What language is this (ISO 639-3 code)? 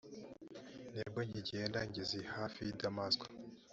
kin